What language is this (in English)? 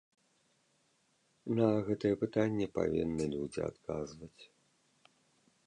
Belarusian